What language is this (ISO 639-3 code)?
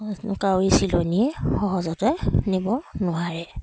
asm